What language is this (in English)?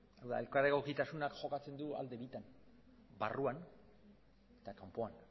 Basque